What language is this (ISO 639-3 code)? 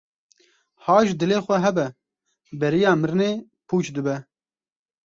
kur